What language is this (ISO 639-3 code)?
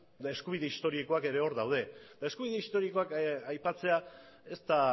eus